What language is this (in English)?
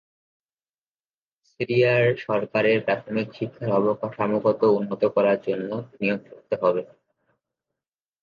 Bangla